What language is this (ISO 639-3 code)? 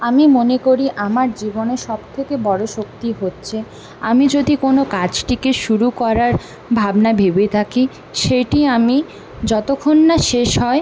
ben